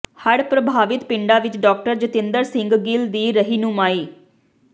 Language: Punjabi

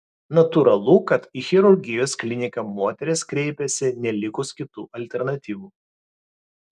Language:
Lithuanian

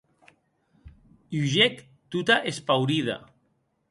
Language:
Occitan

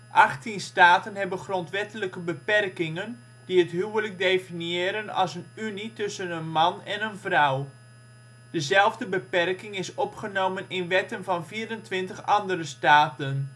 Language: Dutch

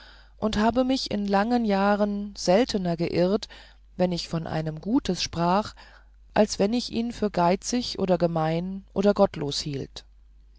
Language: German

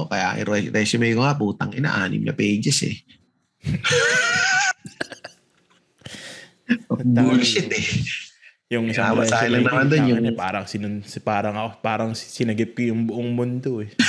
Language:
Filipino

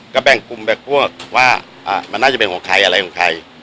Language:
Thai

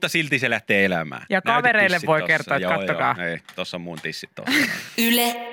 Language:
Finnish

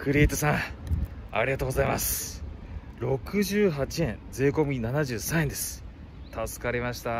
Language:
Japanese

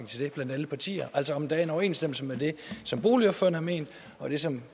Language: Danish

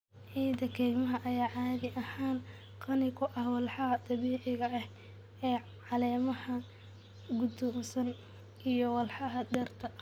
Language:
Somali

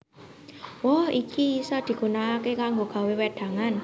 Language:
Javanese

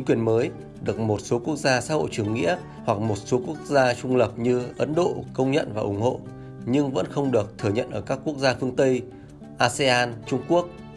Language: Vietnamese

